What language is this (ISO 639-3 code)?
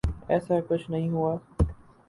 urd